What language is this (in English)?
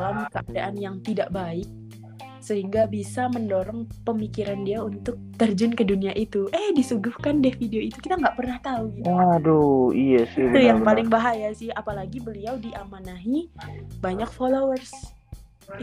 Indonesian